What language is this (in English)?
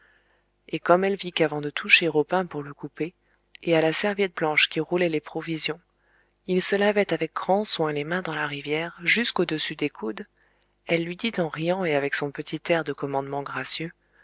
French